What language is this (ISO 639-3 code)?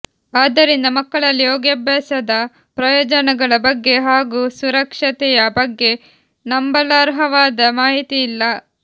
kan